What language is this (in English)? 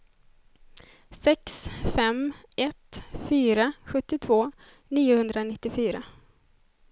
Swedish